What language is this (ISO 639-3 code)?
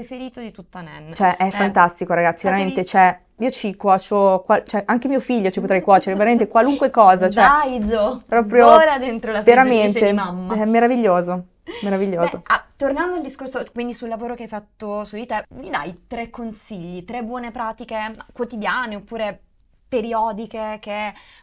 ita